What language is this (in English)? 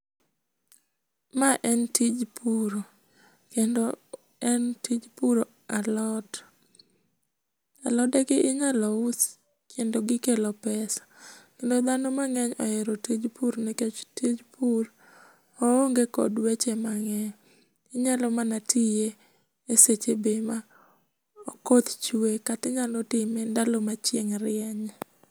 Luo (Kenya and Tanzania)